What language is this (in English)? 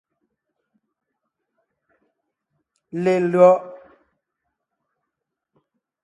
Ngiemboon